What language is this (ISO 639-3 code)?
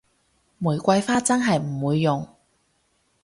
yue